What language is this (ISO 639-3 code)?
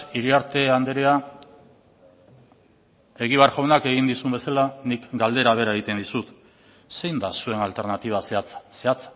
eus